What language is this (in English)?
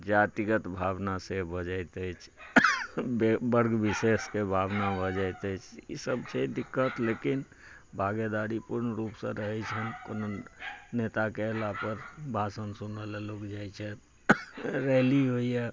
Maithili